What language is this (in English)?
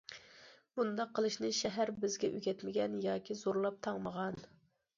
Uyghur